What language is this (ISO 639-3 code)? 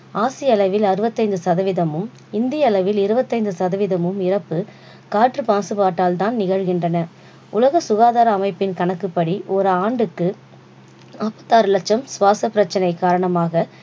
tam